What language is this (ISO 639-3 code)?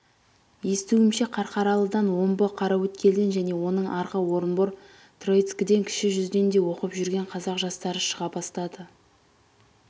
kaz